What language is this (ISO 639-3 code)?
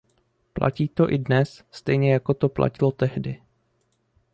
ces